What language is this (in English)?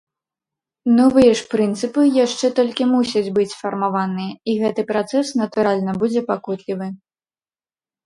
Belarusian